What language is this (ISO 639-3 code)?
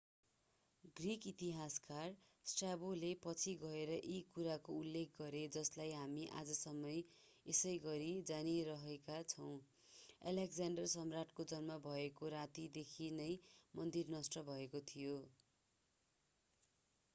nep